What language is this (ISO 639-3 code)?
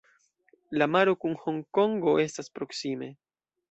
epo